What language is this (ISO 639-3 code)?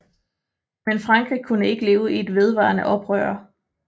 dan